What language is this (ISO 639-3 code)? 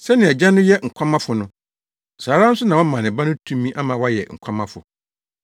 aka